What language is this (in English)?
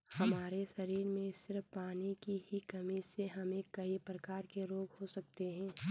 Hindi